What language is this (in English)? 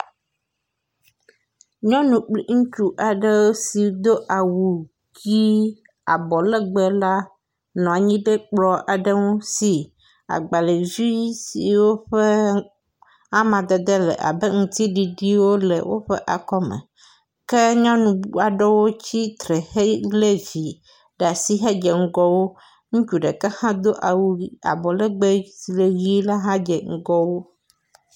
Ewe